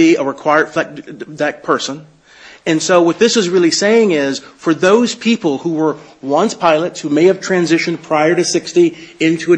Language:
English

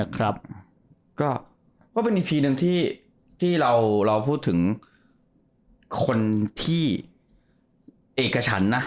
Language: Thai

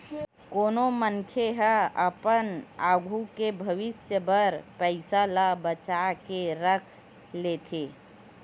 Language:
Chhattisgarhi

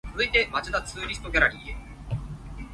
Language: Cantonese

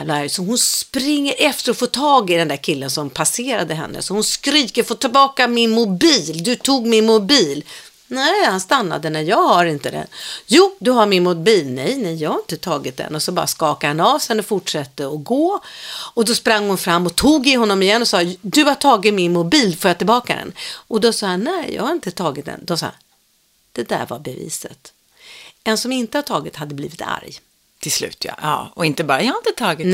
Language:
Swedish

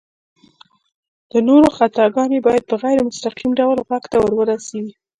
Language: Pashto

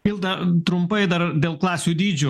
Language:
Lithuanian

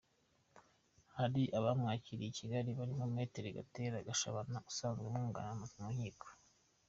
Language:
Kinyarwanda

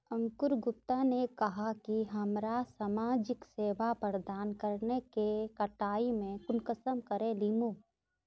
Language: Magahi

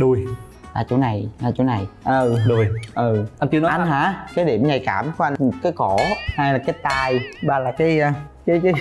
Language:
Vietnamese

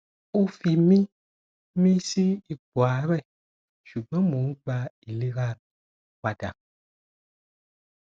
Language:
Yoruba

